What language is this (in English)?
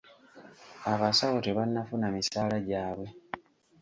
Ganda